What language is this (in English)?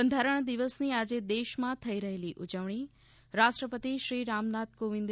Gujarati